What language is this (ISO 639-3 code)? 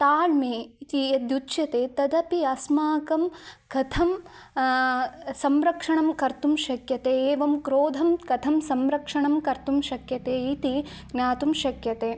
san